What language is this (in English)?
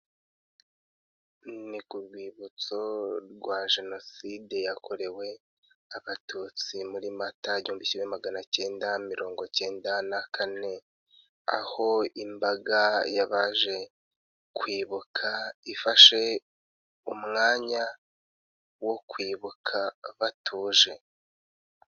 Kinyarwanda